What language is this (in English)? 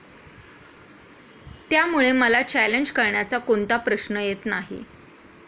Marathi